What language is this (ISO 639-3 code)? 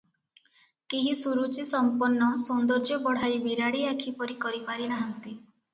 ori